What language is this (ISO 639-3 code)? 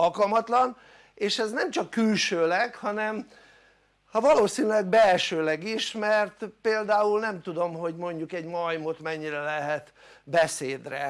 hun